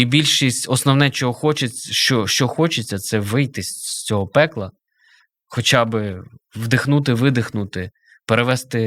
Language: Ukrainian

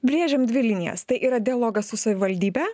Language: Lithuanian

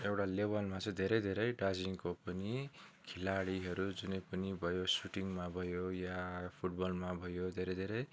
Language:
Nepali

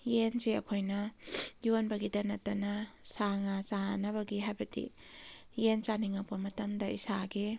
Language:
Manipuri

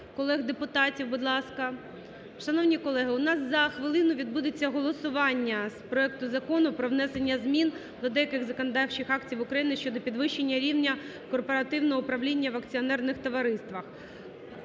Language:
Ukrainian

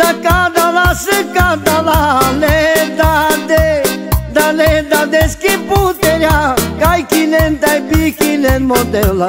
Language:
Romanian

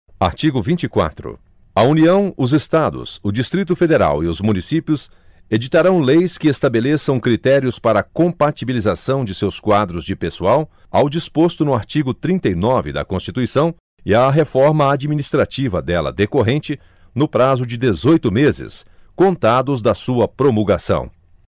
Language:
Portuguese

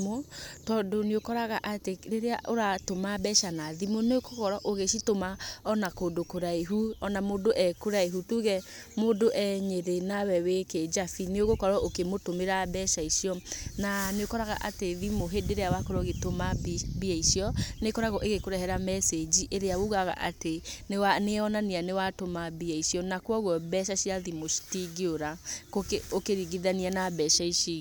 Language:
Kikuyu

